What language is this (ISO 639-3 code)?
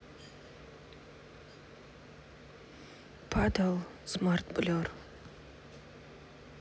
rus